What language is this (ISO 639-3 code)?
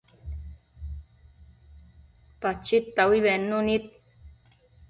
mcf